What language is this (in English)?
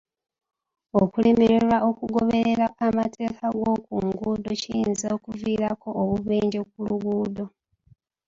Ganda